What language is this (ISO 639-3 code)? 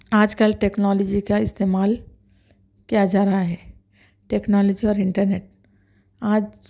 urd